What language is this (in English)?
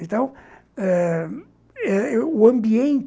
Portuguese